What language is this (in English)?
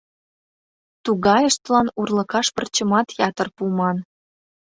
Mari